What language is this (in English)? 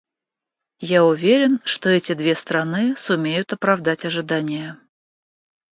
Russian